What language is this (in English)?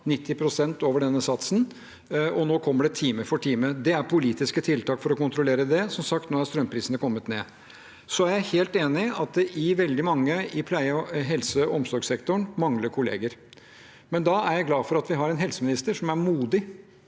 Norwegian